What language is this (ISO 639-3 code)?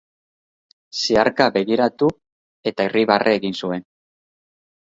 eus